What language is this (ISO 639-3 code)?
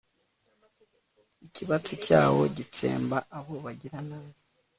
kin